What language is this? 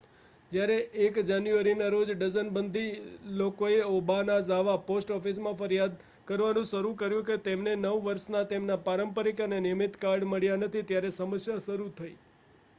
Gujarati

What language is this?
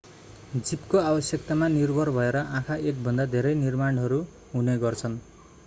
Nepali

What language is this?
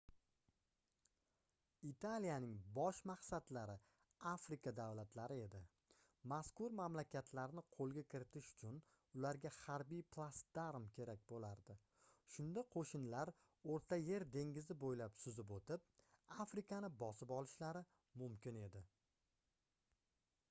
Uzbek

